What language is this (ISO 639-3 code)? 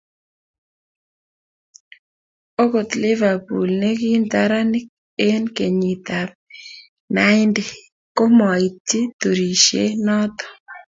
kln